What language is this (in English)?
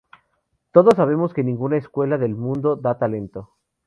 Spanish